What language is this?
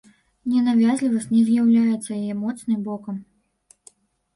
Belarusian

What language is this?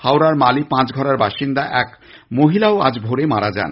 Bangla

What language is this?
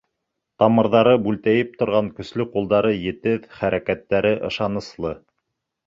Bashkir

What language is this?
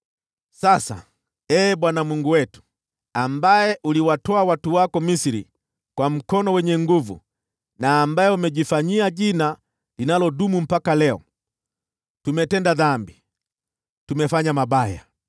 Swahili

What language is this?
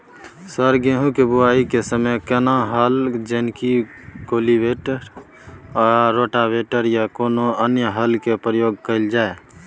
Maithili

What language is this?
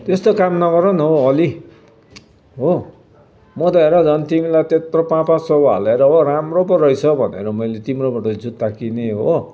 Nepali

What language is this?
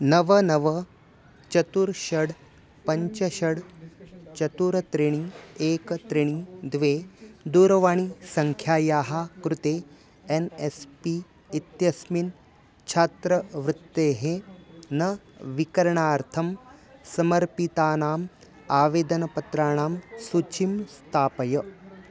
Sanskrit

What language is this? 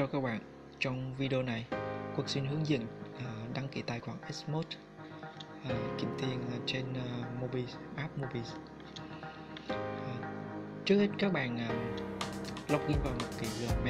Vietnamese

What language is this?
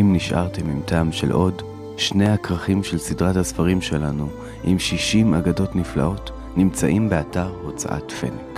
Hebrew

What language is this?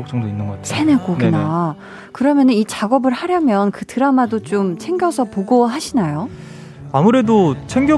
Korean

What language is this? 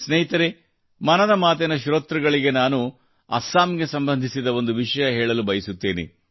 Kannada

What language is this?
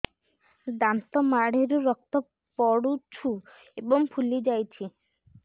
Odia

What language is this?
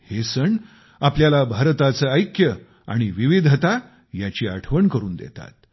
Marathi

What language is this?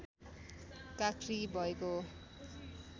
Nepali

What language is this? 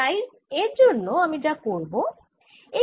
Bangla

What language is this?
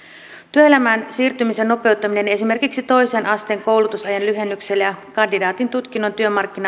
Finnish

